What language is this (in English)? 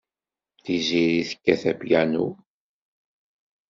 Kabyle